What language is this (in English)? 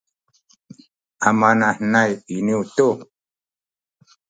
Sakizaya